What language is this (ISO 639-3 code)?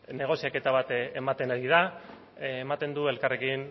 eus